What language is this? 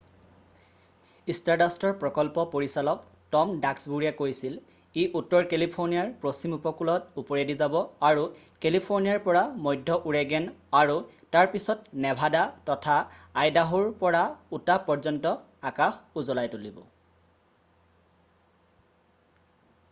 Assamese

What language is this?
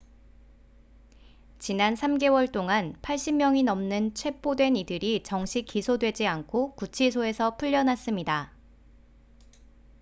Korean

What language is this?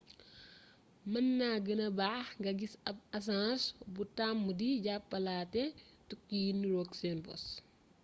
Wolof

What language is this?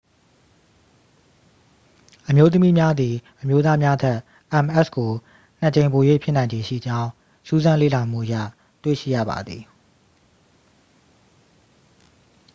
Burmese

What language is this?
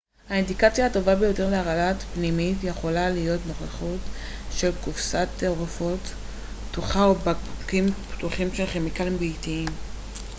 Hebrew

